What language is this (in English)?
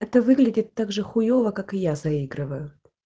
Russian